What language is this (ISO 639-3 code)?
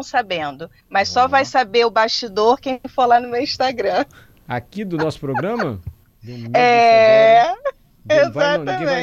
por